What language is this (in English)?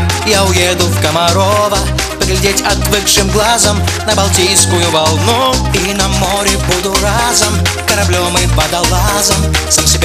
Russian